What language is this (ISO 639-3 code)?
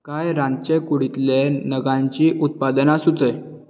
kok